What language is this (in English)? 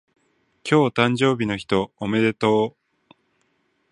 Japanese